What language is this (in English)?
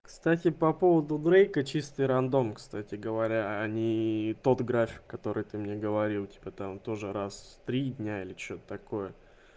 Russian